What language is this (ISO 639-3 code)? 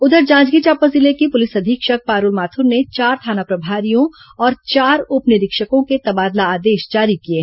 hin